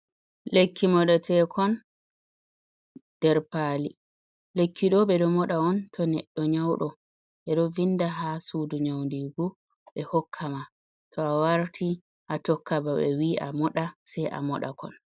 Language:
Fula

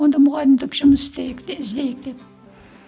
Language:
Kazakh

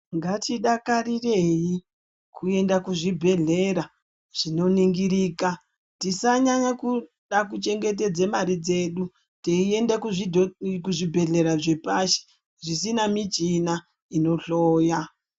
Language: Ndau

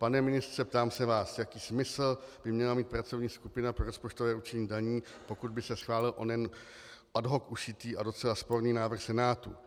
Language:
Czech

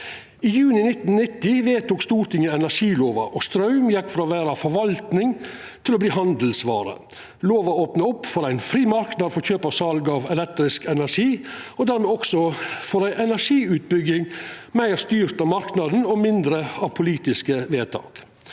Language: Norwegian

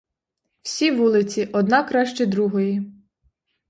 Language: Ukrainian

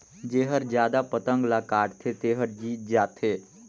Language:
Chhattisgarhi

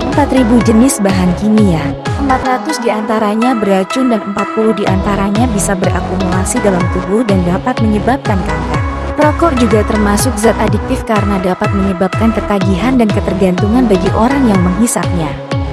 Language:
Indonesian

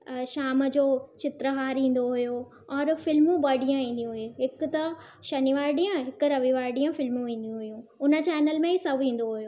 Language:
Sindhi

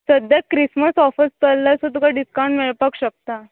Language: Konkani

